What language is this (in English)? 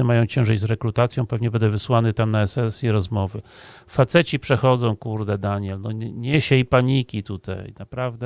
Polish